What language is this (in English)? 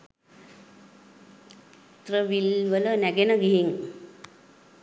Sinhala